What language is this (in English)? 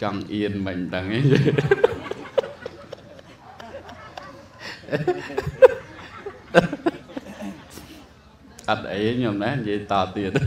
Vietnamese